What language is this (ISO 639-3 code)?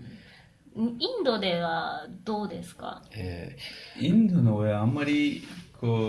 jpn